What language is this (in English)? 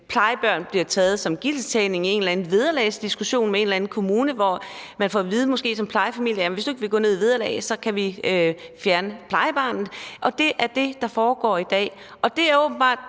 Danish